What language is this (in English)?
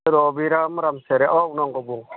Bodo